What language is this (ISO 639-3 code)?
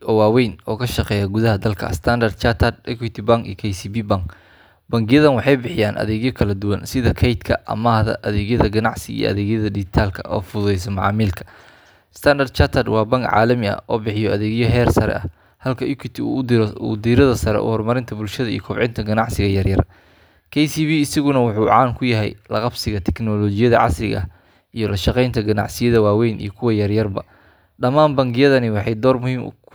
som